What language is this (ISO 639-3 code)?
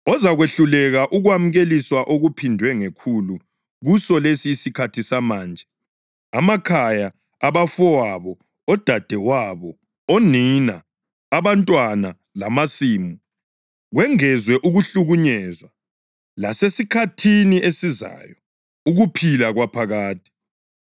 nde